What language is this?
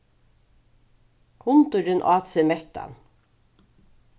Faroese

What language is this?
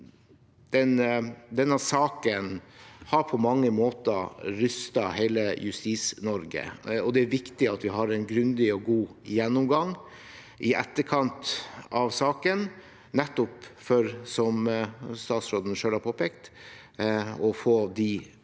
Norwegian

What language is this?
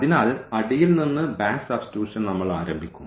Malayalam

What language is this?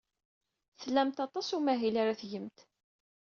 Kabyle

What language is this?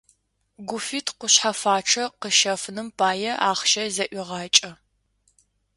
Adyghe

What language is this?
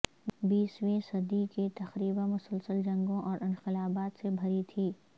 Urdu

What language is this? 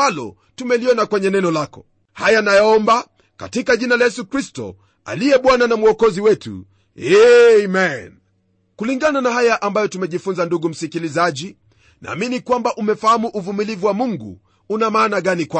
Swahili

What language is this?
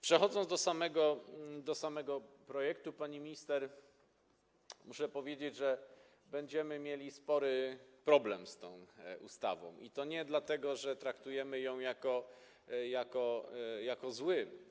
Polish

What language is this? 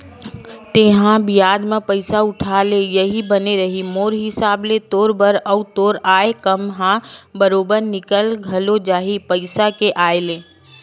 Chhattisgarhi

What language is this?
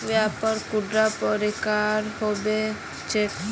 Magahi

